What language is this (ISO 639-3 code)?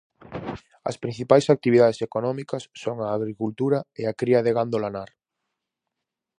glg